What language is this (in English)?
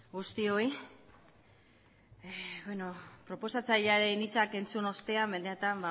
Basque